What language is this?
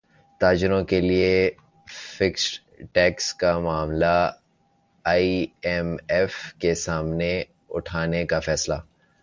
Urdu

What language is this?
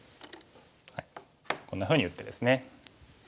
Japanese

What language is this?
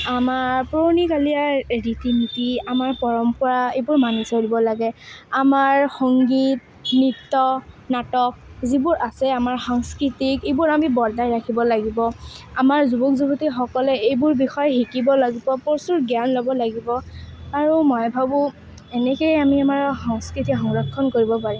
Assamese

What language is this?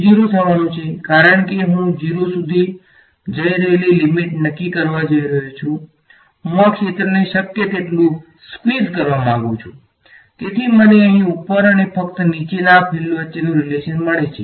Gujarati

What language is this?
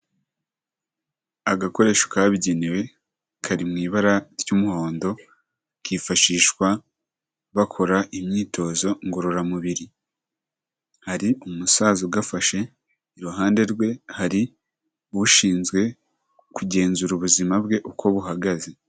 Kinyarwanda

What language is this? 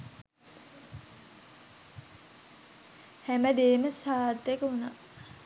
Sinhala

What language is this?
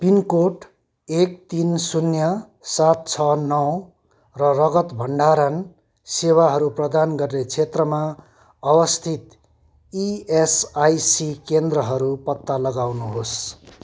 Nepali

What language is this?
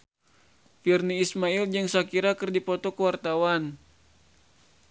Sundanese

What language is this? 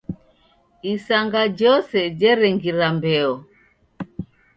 Taita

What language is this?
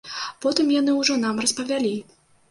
Belarusian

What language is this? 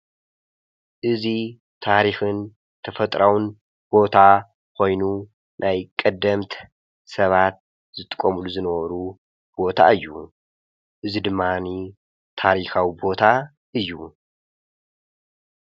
Tigrinya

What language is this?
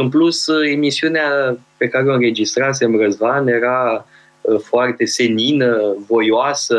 Romanian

